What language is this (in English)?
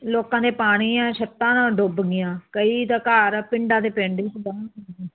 Punjabi